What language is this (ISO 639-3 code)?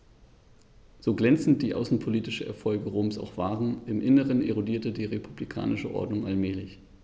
deu